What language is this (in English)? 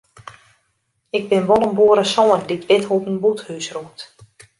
Western Frisian